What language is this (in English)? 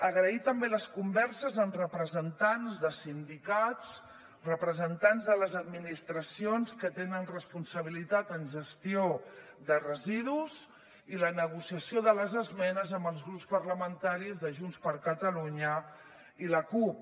Catalan